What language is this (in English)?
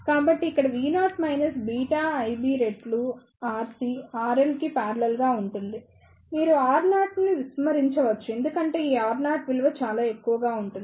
Telugu